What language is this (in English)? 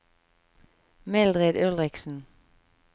Norwegian